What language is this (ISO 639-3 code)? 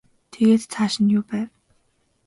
mon